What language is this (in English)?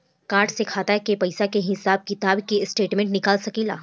Bhojpuri